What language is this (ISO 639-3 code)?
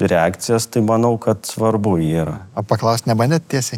lit